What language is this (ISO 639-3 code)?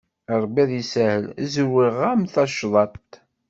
kab